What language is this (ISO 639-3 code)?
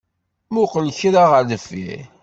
kab